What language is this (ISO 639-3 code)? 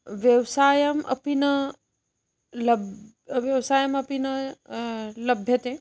san